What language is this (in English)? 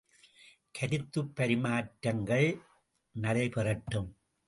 Tamil